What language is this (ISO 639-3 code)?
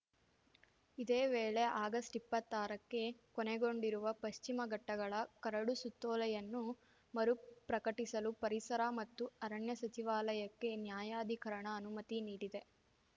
kan